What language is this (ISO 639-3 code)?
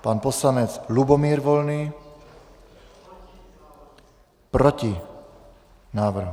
ces